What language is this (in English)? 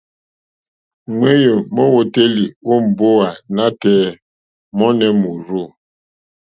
Mokpwe